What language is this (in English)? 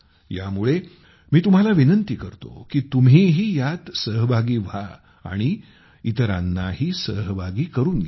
Marathi